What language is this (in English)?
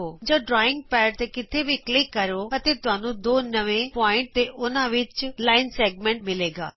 Punjabi